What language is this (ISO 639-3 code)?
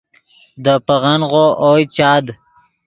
ydg